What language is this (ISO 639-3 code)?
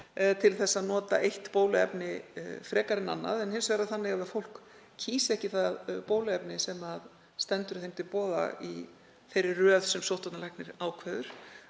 isl